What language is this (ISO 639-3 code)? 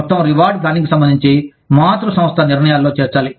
tel